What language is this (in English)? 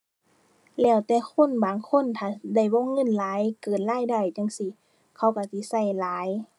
Thai